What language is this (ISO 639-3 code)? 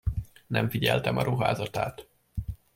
hun